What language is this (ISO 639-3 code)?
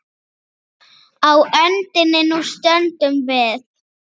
isl